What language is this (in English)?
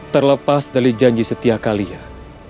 Indonesian